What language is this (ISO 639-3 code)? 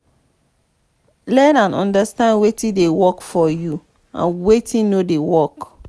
pcm